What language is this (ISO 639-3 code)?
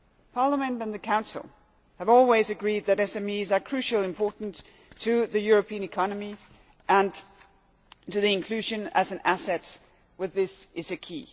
eng